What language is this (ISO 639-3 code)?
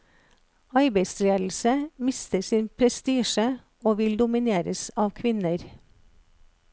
nor